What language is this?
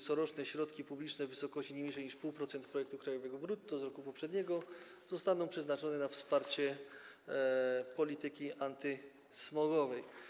Polish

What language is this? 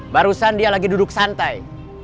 Indonesian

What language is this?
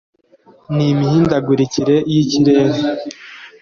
Kinyarwanda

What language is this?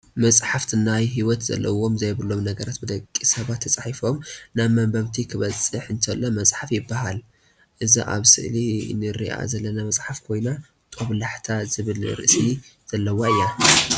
Tigrinya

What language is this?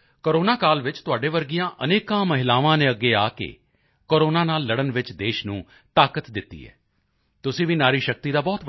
Punjabi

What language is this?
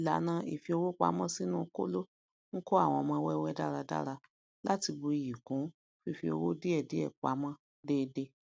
Yoruba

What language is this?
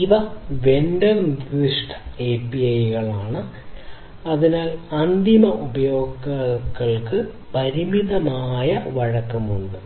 Malayalam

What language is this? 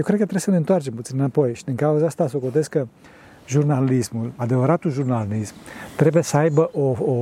Romanian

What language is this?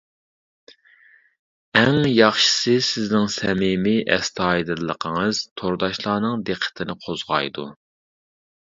Uyghur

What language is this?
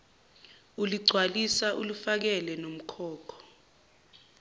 Zulu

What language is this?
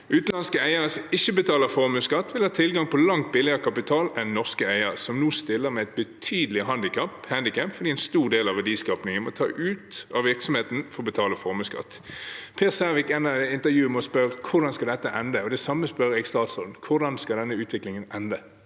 Norwegian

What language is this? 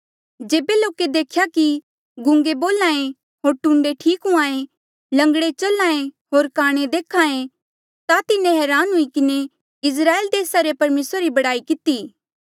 Mandeali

